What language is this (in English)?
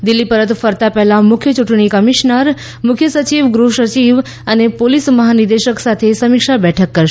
Gujarati